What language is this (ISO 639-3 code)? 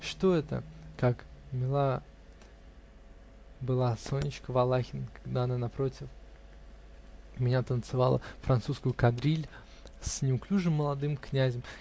rus